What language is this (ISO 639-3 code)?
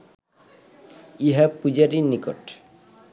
ben